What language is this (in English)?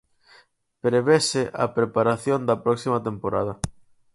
Galician